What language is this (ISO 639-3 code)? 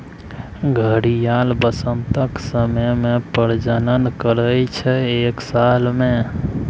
mai